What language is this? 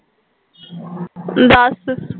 Punjabi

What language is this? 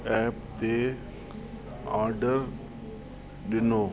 Sindhi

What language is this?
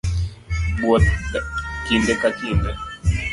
Luo (Kenya and Tanzania)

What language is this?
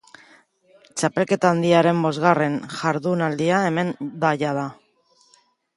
Basque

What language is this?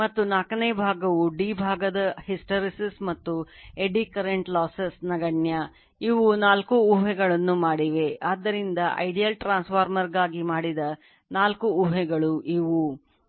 Kannada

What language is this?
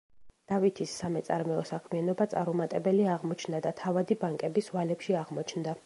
Georgian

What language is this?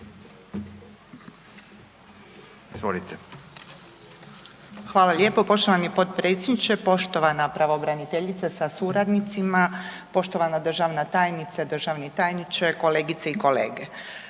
Croatian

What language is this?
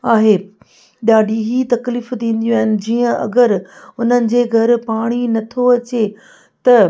Sindhi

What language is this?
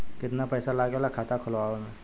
Bhojpuri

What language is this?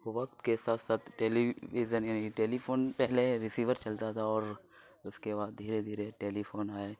Urdu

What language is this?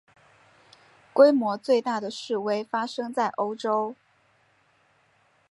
Chinese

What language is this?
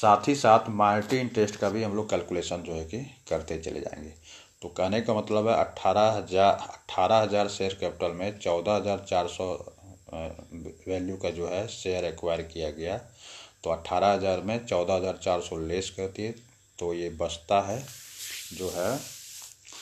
Hindi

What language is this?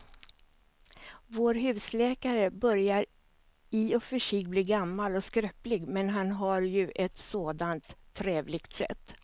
Swedish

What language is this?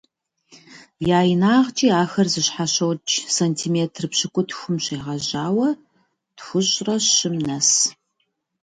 Kabardian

